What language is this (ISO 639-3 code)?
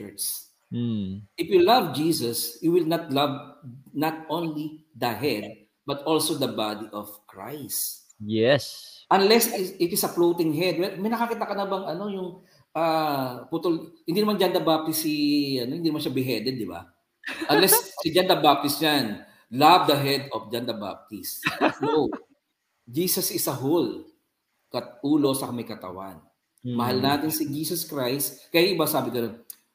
fil